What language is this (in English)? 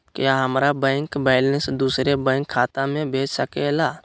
Magahi